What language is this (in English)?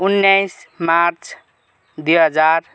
Nepali